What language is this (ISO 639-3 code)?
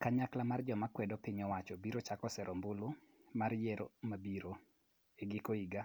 luo